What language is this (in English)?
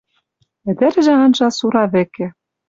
Western Mari